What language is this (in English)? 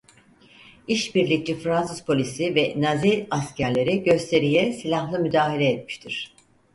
Turkish